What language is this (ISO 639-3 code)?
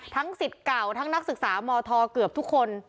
tha